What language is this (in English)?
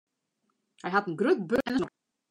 Western Frisian